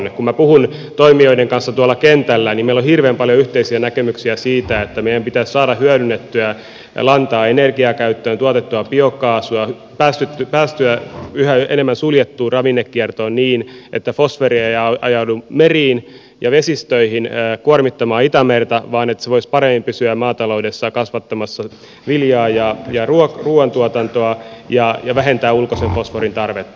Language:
Finnish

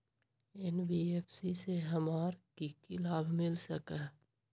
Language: Magahi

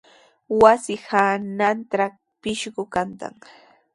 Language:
Sihuas Ancash Quechua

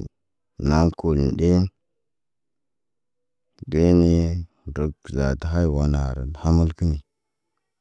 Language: Naba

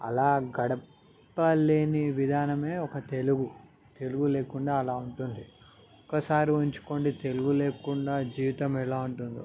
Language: Telugu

